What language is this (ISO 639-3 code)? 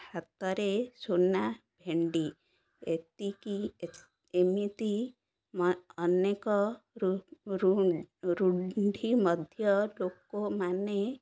ori